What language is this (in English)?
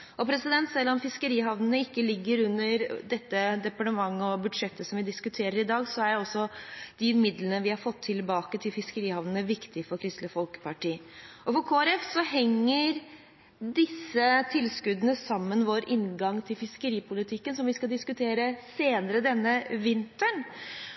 Norwegian Bokmål